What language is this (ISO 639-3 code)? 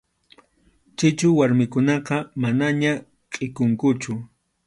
qxu